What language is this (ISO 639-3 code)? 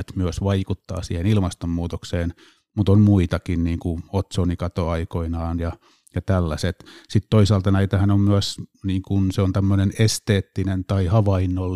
fin